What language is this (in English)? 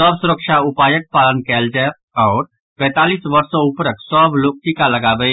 Maithili